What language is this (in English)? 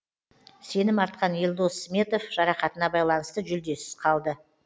Kazakh